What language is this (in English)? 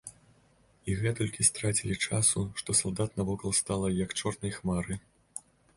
Belarusian